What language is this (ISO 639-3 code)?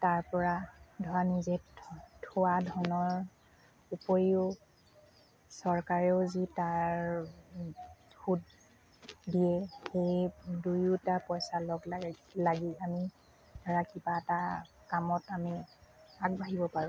asm